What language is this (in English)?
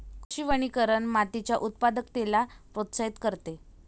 Marathi